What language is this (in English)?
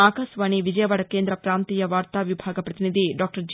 Telugu